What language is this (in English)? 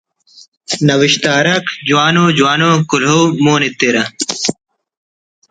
Brahui